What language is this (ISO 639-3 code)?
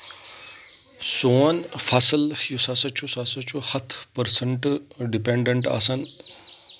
kas